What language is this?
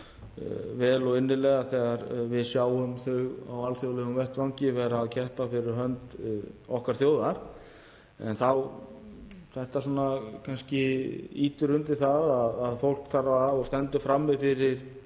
Icelandic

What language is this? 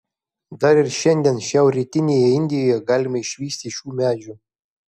Lithuanian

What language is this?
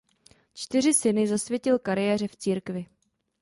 Czech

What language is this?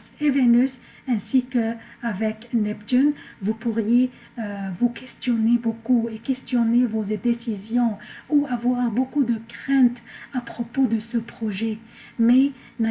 French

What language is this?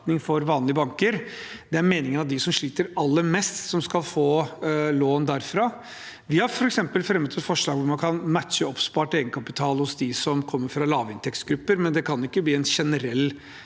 Norwegian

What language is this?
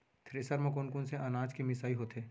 Chhattisgarhi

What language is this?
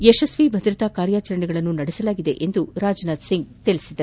Kannada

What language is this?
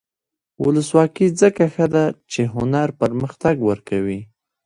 Pashto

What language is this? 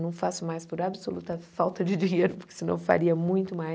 Portuguese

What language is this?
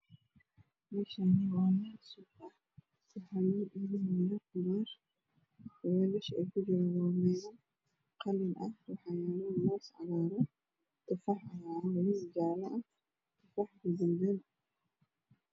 Somali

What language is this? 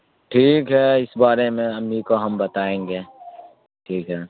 Urdu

